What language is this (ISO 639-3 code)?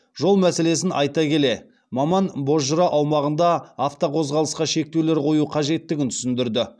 kaz